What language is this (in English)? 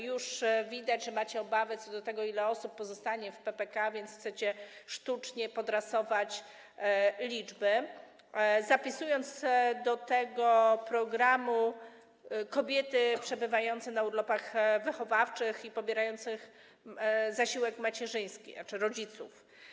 Polish